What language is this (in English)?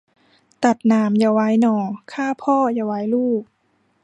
Thai